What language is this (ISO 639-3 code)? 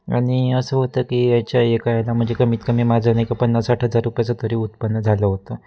mar